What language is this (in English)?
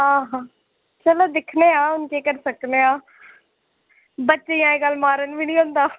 Dogri